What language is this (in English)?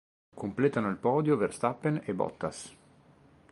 Italian